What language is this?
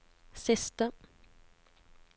Norwegian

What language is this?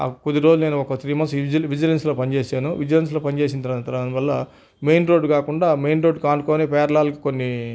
Telugu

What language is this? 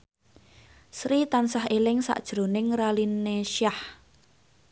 Javanese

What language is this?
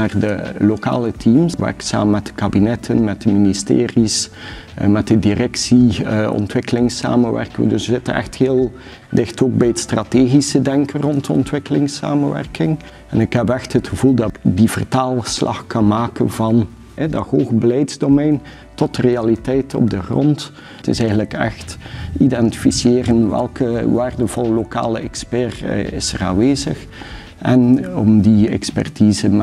Dutch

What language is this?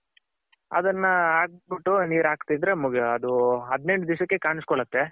Kannada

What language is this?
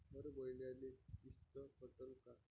Marathi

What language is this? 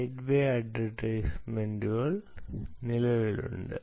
Malayalam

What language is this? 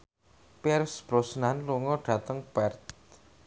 Javanese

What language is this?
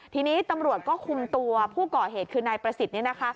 Thai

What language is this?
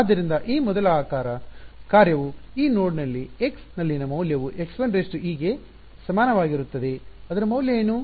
Kannada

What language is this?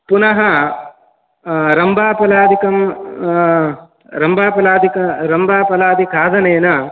Sanskrit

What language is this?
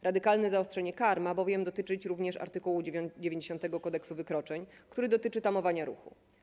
Polish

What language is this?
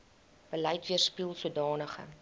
Afrikaans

